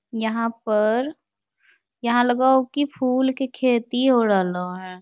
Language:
Magahi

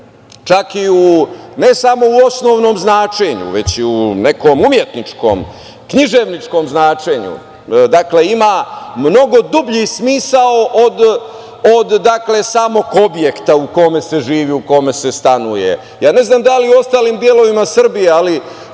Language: Serbian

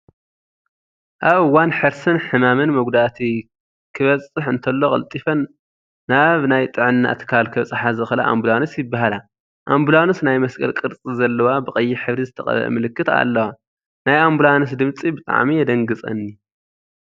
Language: Tigrinya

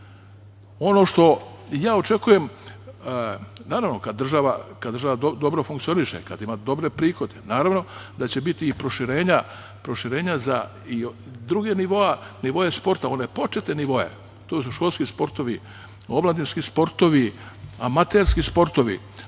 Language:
Serbian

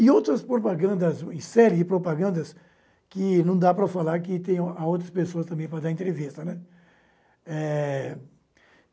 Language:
Portuguese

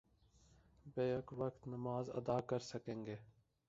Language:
Urdu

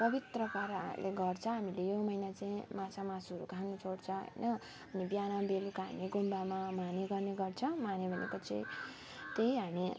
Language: Nepali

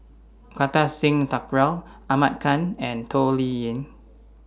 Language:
English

